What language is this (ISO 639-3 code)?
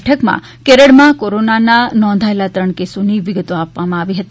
guj